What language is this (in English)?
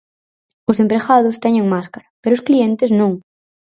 Galician